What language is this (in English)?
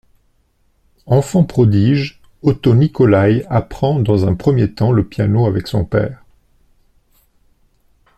French